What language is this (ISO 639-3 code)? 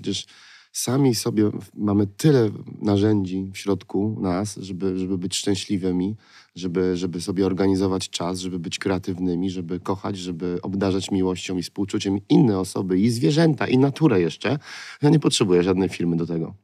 pol